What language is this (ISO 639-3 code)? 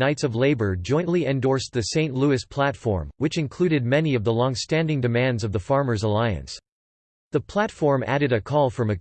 eng